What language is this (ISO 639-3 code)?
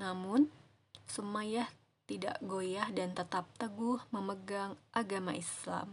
ind